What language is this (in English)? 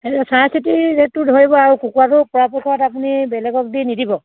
Assamese